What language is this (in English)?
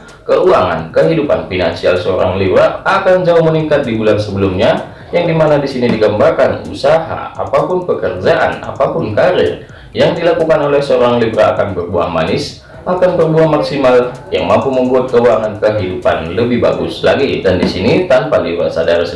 Indonesian